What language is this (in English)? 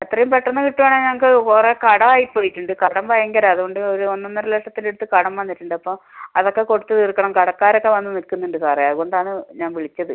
Malayalam